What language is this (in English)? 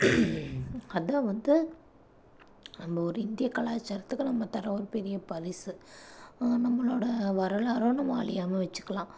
Tamil